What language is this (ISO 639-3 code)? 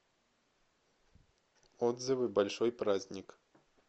rus